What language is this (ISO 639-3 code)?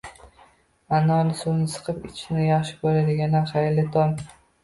uzb